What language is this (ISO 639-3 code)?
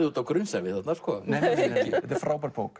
isl